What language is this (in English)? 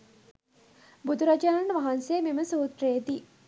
Sinhala